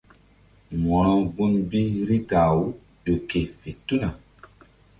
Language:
Mbum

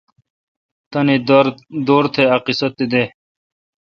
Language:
Kalkoti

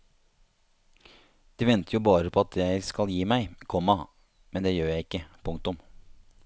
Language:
Norwegian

